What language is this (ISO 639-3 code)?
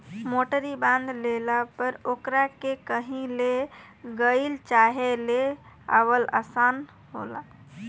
bho